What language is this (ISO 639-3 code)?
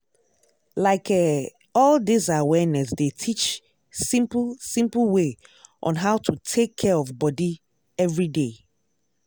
pcm